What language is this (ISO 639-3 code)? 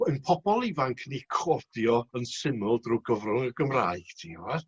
cym